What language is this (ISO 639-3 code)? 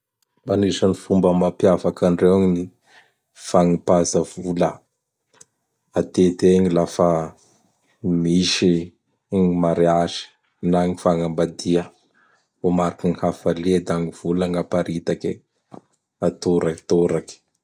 bhr